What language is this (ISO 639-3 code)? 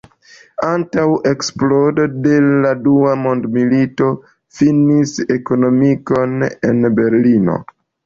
epo